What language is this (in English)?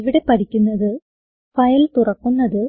Malayalam